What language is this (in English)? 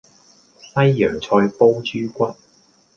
Cantonese